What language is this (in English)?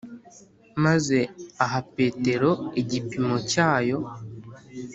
Kinyarwanda